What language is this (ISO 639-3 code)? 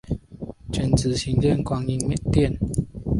zho